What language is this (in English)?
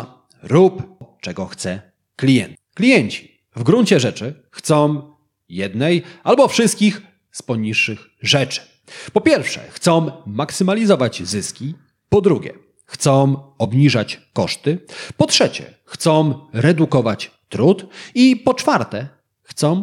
Polish